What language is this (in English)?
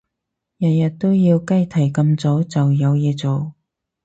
Cantonese